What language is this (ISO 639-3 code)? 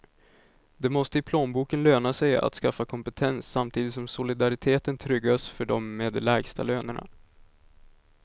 swe